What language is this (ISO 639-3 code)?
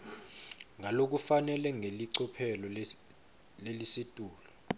ssw